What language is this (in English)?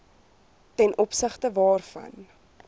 Afrikaans